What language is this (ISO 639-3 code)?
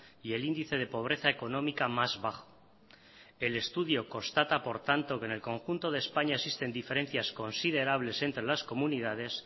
spa